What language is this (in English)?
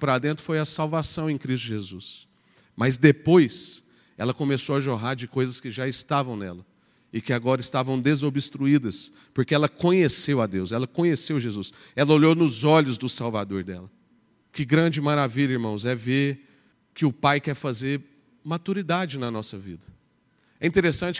Portuguese